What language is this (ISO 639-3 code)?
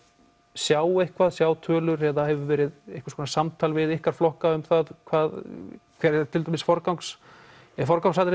isl